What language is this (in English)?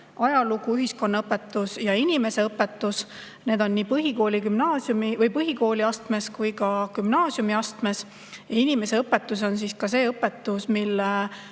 Estonian